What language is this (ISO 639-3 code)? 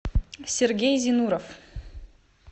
rus